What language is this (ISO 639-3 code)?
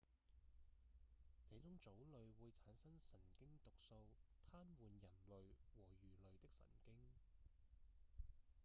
yue